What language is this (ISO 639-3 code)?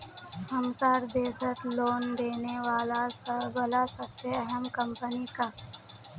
mag